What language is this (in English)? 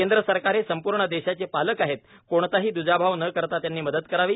Marathi